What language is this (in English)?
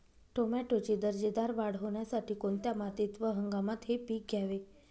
Marathi